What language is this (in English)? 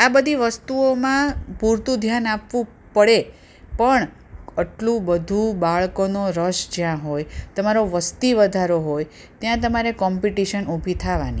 Gujarati